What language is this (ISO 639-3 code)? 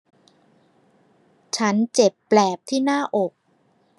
tha